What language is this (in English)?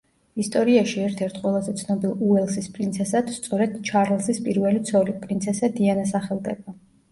Georgian